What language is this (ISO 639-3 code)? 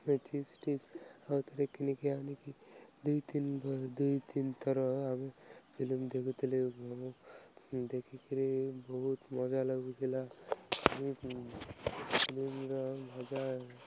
ori